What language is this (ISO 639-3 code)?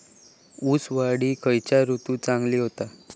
mar